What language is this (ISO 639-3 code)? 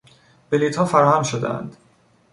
fas